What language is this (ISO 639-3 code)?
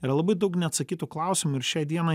lit